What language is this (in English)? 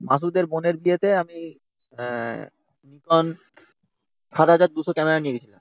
Bangla